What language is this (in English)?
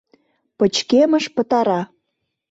Mari